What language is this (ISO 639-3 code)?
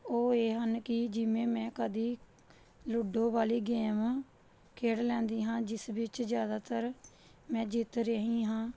pan